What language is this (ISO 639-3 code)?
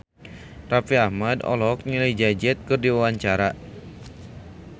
sun